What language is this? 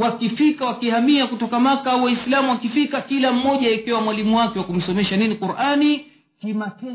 Swahili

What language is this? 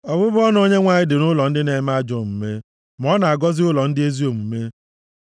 Igbo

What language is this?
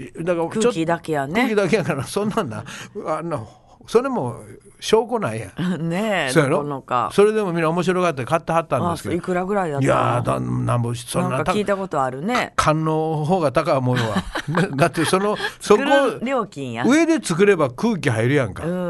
Japanese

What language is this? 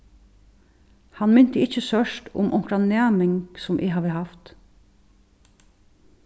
Faroese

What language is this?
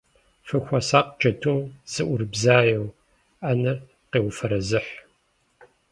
Kabardian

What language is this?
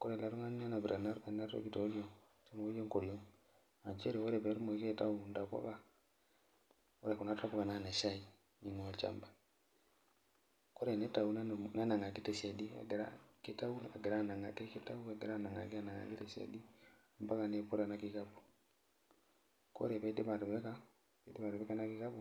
Masai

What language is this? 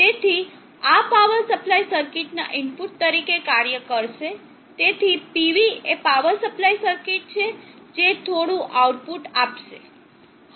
Gujarati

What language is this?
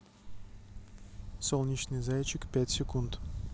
Russian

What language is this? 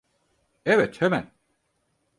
Turkish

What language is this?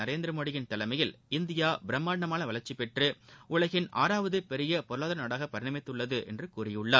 Tamil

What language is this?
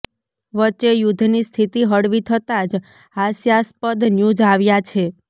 Gujarati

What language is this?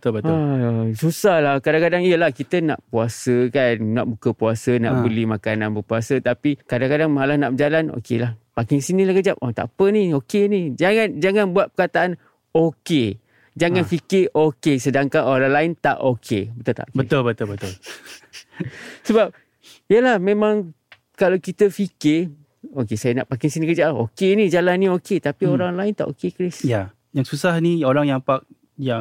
Malay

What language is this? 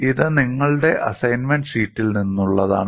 Malayalam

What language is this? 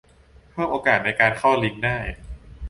Thai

